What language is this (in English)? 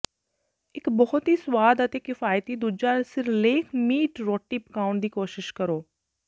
Punjabi